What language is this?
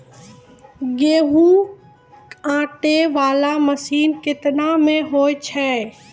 Maithili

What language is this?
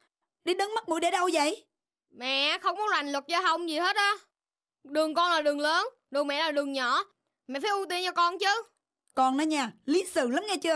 Vietnamese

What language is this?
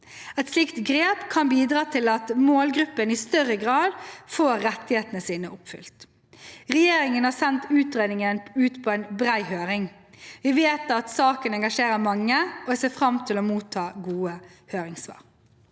Norwegian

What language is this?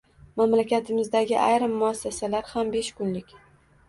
Uzbek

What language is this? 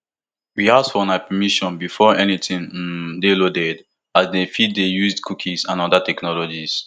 Nigerian Pidgin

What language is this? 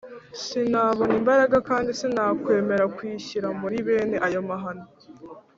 Kinyarwanda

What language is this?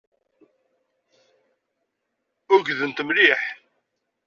Kabyle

